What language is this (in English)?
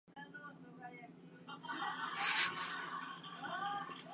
Japanese